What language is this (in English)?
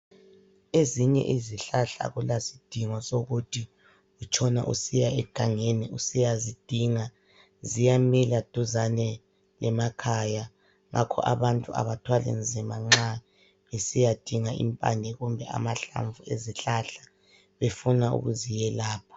North Ndebele